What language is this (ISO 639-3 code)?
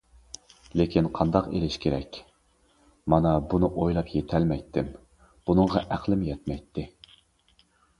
uig